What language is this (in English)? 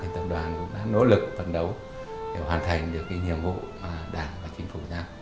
Vietnamese